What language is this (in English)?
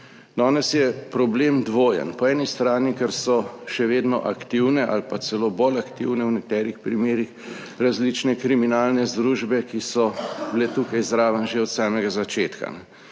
Slovenian